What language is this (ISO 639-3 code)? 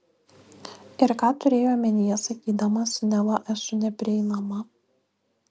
lit